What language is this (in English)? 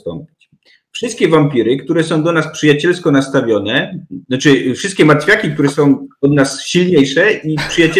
Polish